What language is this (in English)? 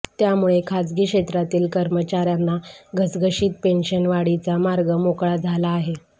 Marathi